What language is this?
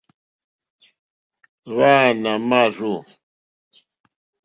Mokpwe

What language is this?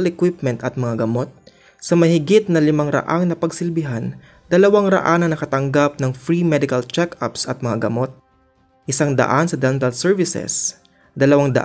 Filipino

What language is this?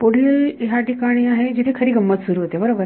Marathi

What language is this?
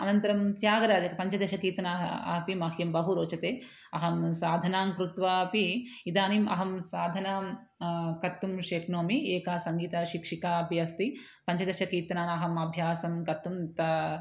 Sanskrit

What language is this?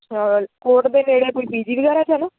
Punjabi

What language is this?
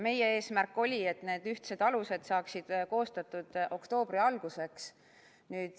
Estonian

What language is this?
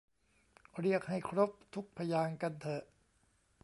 Thai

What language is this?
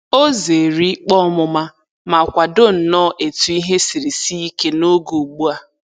Igbo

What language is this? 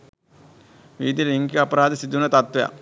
Sinhala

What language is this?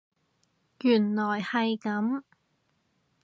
Cantonese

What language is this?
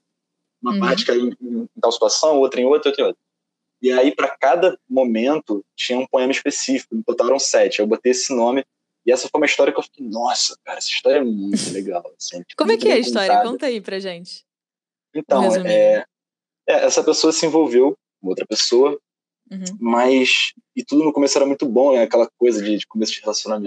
Portuguese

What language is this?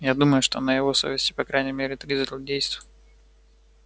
Russian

